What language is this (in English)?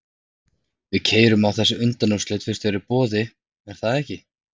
Icelandic